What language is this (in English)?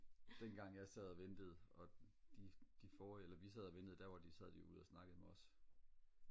Danish